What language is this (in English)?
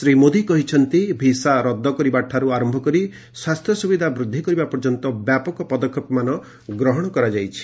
Odia